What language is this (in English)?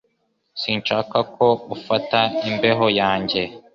Kinyarwanda